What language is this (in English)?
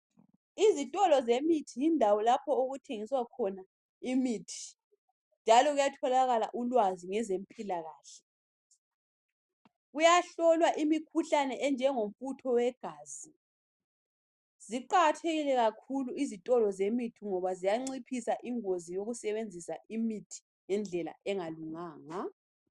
North Ndebele